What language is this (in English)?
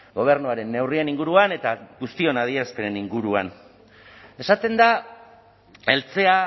Basque